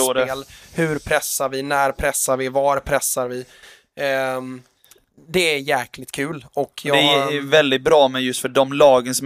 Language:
Swedish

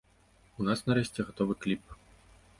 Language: Belarusian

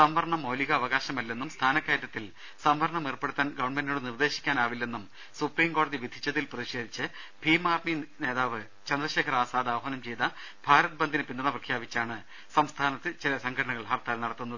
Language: Malayalam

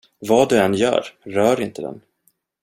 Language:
Swedish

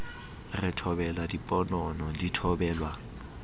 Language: Southern Sotho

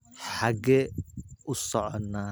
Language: Somali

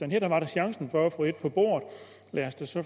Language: Danish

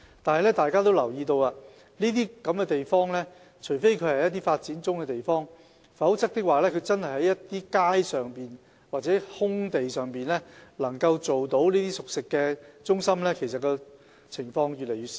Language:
Cantonese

